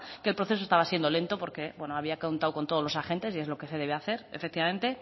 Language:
Spanish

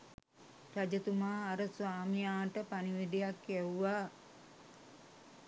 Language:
Sinhala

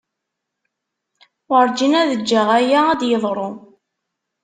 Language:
Kabyle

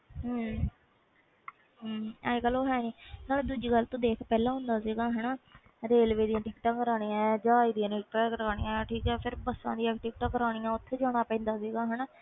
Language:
Punjabi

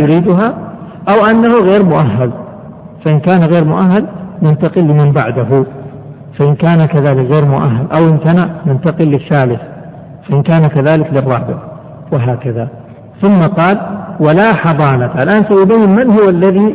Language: Arabic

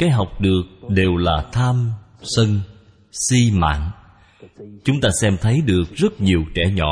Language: Vietnamese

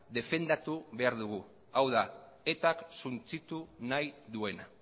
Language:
Basque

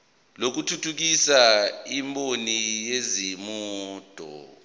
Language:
Zulu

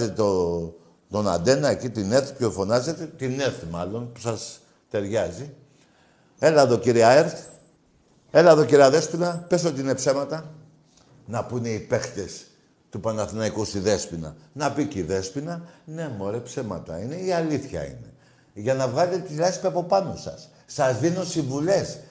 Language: Greek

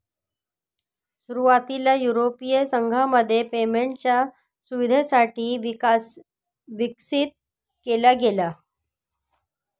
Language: Marathi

